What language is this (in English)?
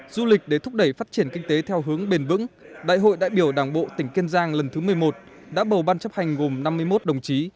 Vietnamese